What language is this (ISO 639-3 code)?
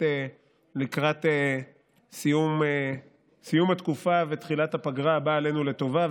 heb